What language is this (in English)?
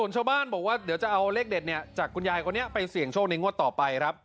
Thai